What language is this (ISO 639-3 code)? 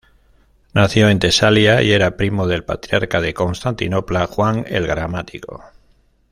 spa